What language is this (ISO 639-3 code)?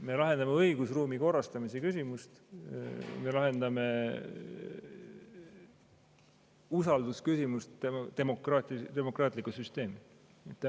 est